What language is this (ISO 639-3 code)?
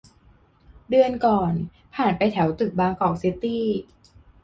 tha